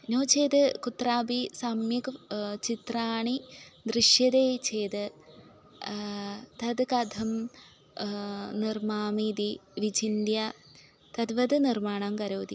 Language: Sanskrit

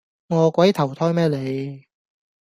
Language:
Cantonese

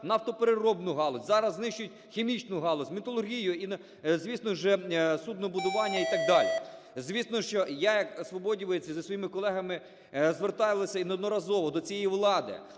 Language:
Ukrainian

